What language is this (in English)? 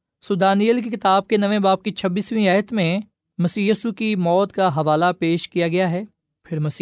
Urdu